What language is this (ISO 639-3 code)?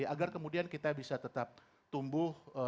ind